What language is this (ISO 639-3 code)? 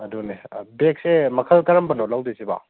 mni